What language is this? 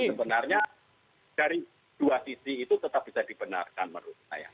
Indonesian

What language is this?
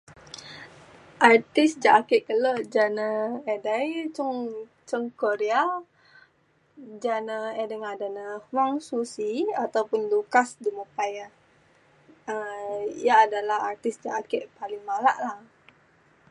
Mainstream Kenyah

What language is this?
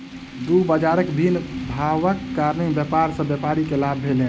Maithili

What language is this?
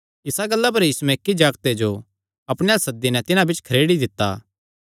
Kangri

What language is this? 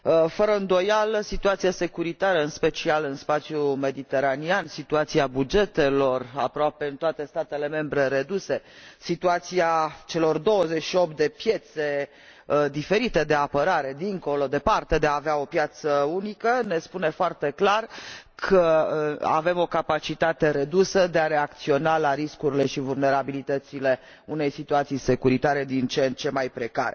Romanian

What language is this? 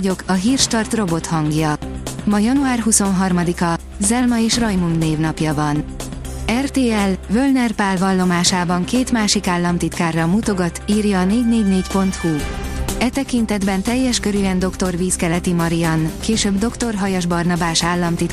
Hungarian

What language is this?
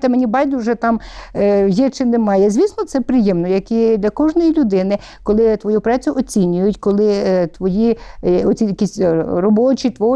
Ukrainian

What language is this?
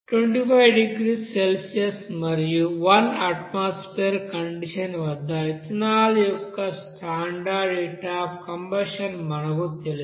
Telugu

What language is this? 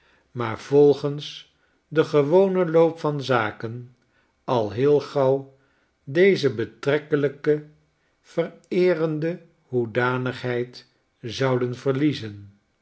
Dutch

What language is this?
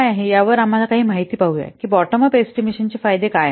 Marathi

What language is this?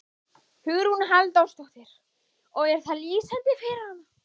Icelandic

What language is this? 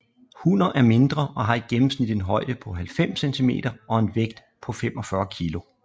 Danish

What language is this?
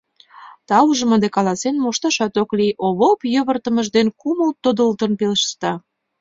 Mari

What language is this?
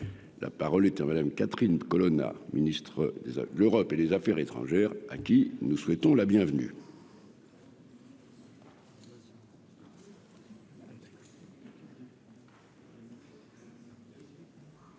French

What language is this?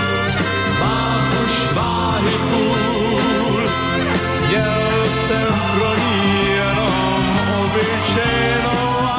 Slovak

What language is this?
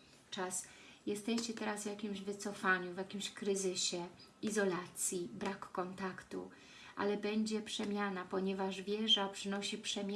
Polish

